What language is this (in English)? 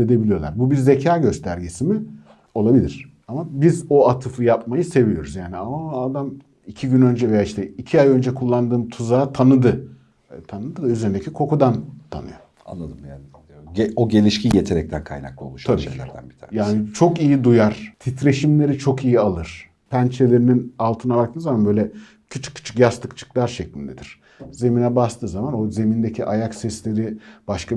Turkish